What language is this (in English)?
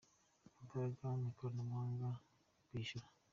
Kinyarwanda